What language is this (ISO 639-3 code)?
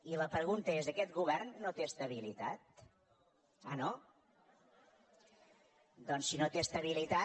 cat